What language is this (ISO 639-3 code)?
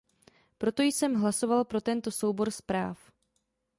ces